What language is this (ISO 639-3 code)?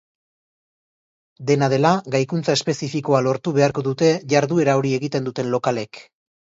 eus